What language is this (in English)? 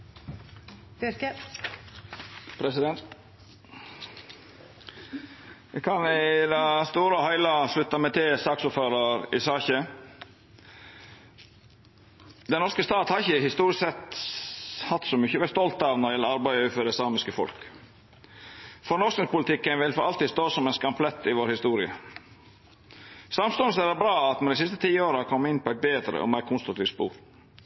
Norwegian Nynorsk